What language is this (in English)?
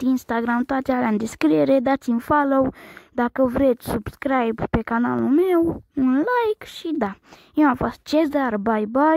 Romanian